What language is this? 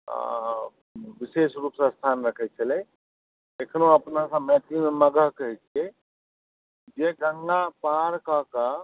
Maithili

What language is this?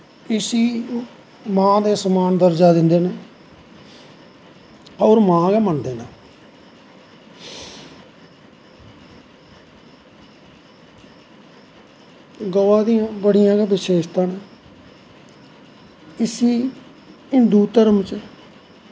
Dogri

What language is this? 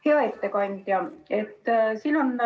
Estonian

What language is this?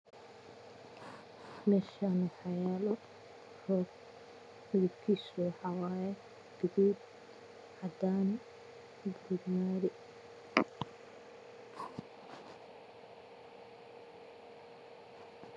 Somali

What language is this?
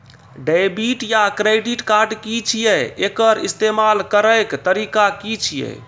Maithili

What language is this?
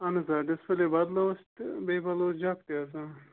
Kashmiri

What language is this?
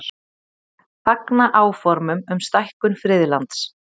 Icelandic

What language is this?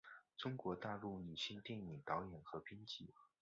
Chinese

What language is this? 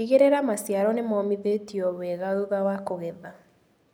Kikuyu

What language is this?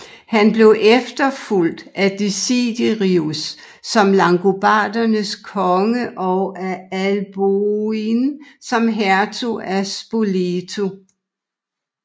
Danish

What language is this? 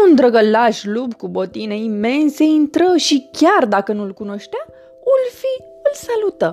Romanian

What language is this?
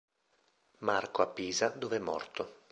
Italian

